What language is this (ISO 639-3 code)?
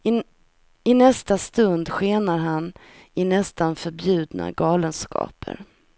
swe